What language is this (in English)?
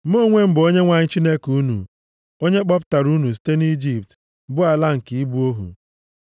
Igbo